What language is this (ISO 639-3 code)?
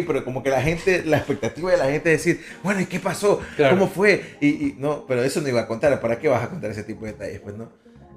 spa